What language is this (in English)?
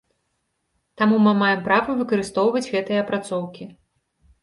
Belarusian